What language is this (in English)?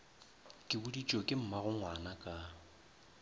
Northern Sotho